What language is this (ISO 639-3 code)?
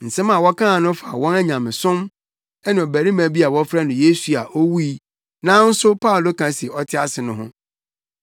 aka